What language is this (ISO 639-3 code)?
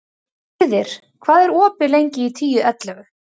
isl